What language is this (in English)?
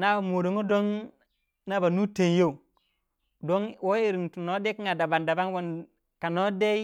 Waja